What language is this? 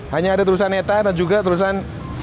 Indonesian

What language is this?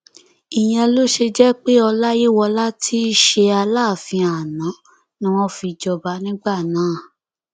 Yoruba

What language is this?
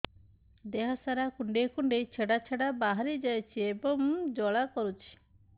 Odia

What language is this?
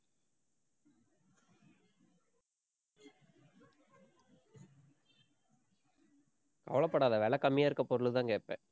Tamil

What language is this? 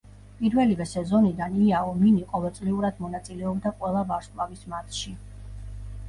Georgian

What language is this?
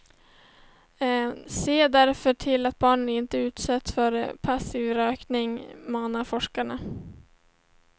Swedish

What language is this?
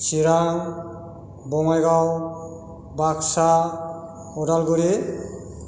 Bodo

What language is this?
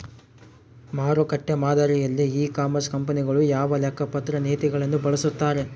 Kannada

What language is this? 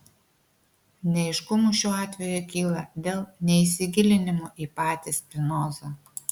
Lithuanian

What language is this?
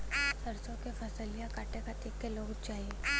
Bhojpuri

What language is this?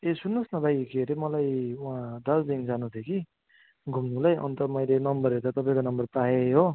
Nepali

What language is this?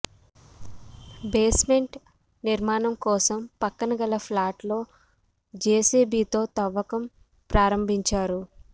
Telugu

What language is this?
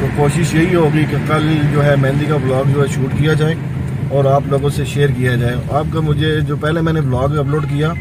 Hindi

